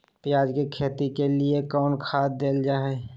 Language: Magahi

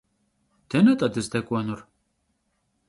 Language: Kabardian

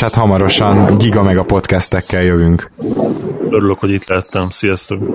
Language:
Hungarian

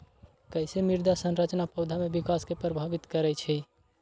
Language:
Magahi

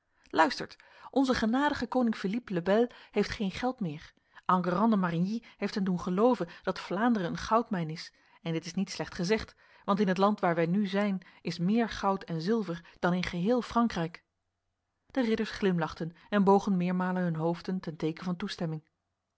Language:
Dutch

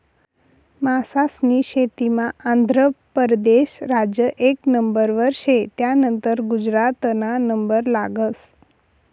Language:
Marathi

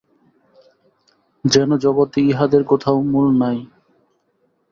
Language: Bangla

